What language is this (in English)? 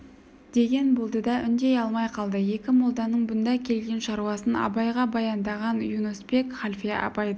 Kazakh